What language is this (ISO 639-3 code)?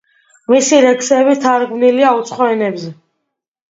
kat